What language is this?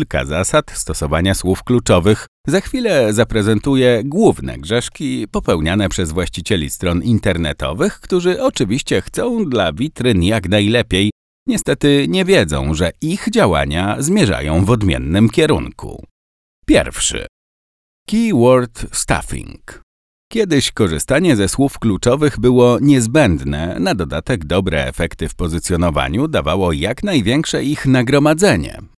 Polish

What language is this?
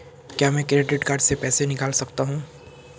Hindi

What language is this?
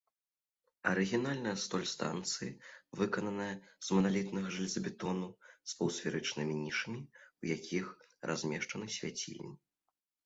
Belarusian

